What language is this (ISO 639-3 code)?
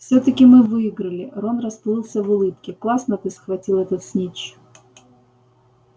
rus